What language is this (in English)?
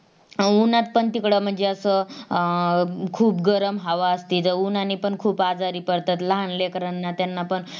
Marathi